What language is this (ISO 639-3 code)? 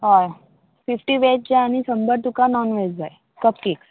kok